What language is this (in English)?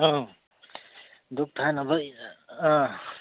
Manipuri